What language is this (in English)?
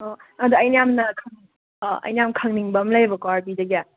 Manipuri